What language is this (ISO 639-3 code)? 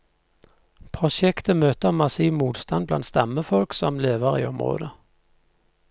nor